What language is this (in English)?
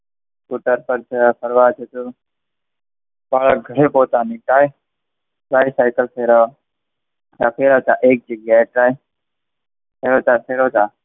Gujarati